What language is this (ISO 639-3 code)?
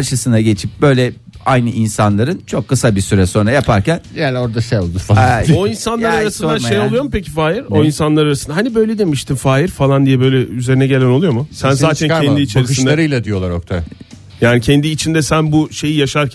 tur